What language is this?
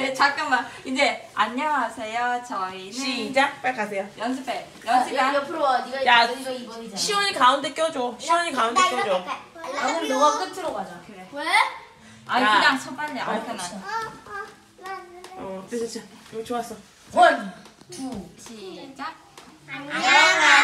Korean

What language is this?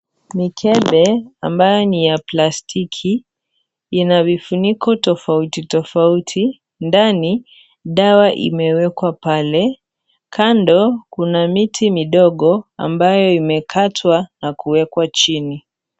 Swahili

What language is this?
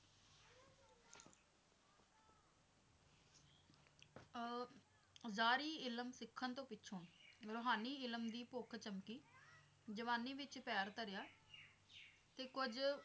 Punjabi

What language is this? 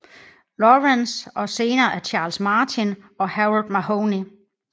Danish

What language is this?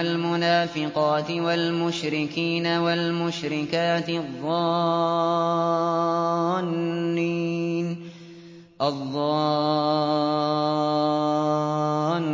Arabic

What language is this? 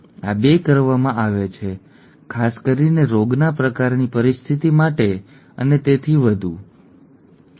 Gujarati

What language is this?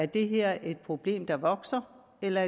Danish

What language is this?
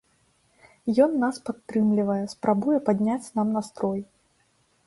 Belarusian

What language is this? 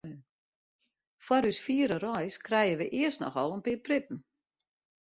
Western Frisian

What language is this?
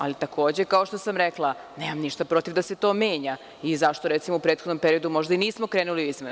Serbian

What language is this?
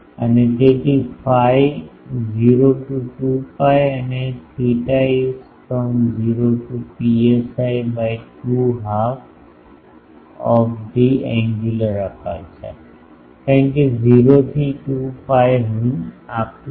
Gujarati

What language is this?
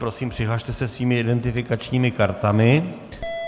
Czech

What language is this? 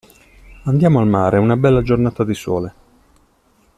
Italian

